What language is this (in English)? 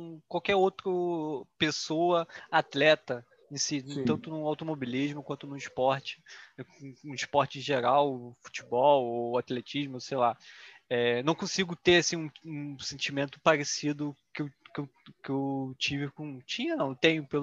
Portuguese